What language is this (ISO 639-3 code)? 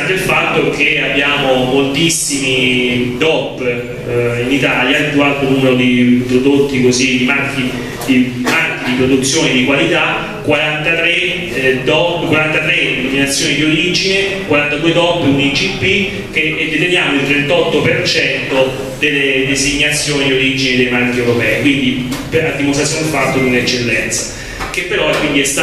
ita